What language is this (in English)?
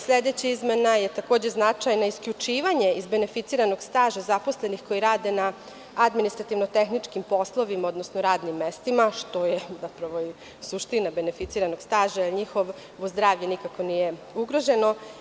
Serbian